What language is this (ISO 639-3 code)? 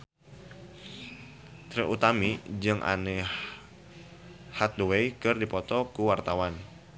sun